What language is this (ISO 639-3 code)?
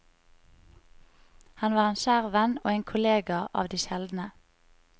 nor